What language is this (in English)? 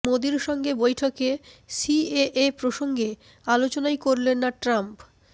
Bangla